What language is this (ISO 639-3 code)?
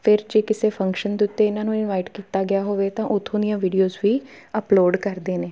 pan